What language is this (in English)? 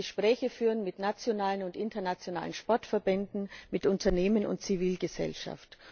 German